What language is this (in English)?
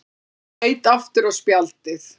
Icelandic